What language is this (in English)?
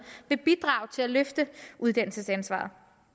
Danish